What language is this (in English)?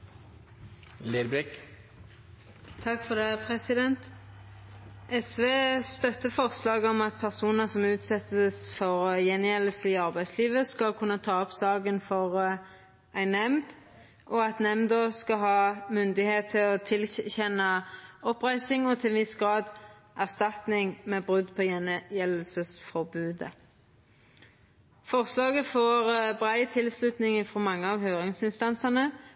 Norwegian